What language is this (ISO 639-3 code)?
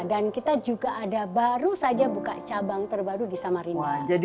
ind